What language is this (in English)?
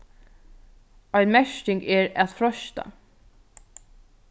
Faroese